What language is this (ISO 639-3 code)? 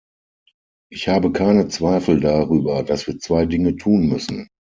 deu